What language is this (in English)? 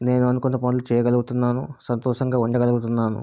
Telugu